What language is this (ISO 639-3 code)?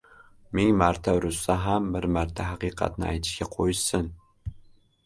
uzb